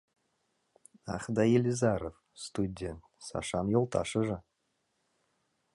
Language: Mari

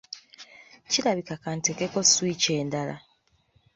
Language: Ganda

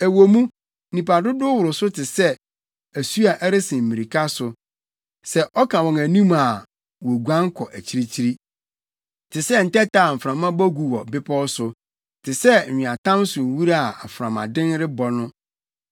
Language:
Akan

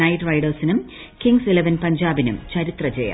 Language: Malayalam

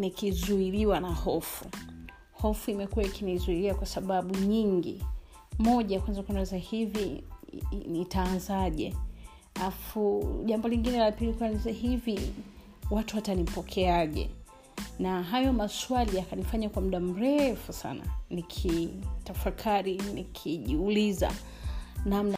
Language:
Swahili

